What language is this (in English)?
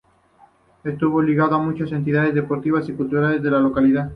Spanish